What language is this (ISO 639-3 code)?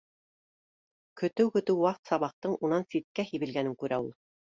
bak